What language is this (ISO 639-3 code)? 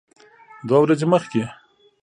pus